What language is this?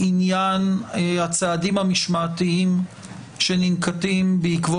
Hebrew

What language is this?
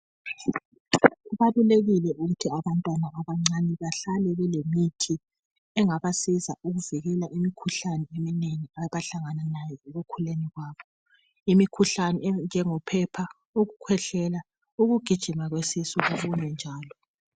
North Ndebele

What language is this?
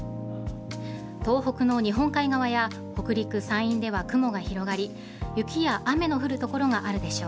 Japanese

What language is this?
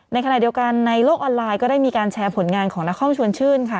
Thai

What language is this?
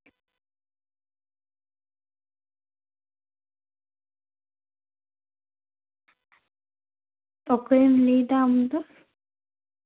Santali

